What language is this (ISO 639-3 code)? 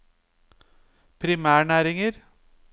nor